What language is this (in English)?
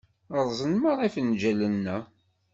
Kabyle